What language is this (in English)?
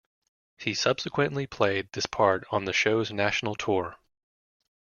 English